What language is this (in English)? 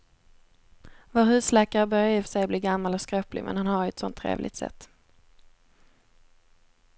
Swedish